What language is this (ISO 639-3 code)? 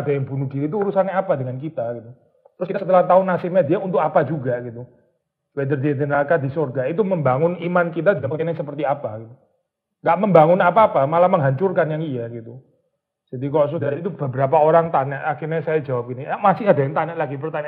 ind